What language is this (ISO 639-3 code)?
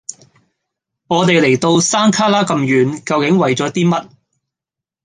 yue